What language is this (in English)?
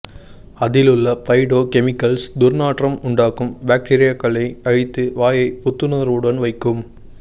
Tamil